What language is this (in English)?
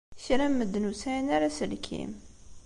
Kabyle